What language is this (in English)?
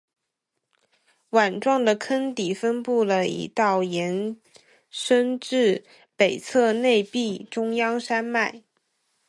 Chinese